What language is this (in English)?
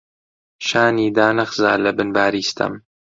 Central Kurdish